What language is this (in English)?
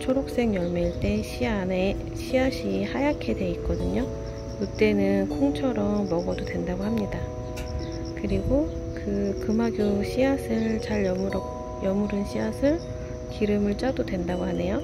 Korean